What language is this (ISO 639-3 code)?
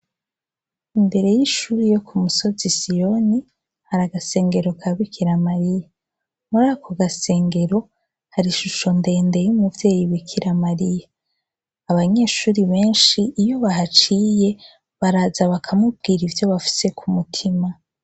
run